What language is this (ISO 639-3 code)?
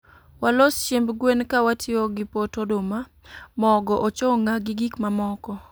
luo